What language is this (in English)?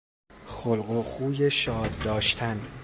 Persian